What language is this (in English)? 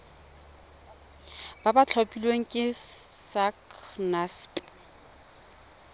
Tswana